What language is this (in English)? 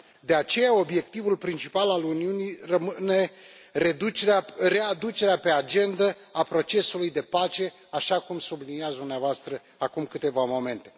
Romanian